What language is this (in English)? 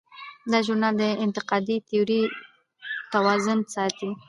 Pashto